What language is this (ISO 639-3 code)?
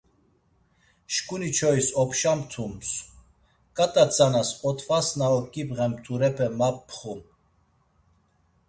lzz